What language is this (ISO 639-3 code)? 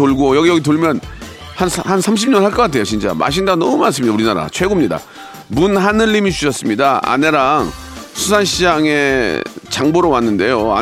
kor